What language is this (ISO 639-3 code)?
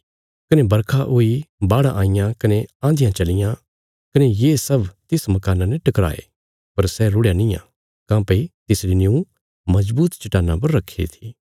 kfs